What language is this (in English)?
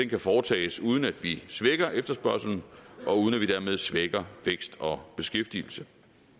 Danish